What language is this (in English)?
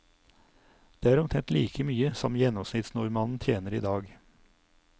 Norwegian